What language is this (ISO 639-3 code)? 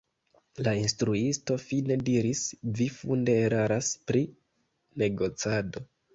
epo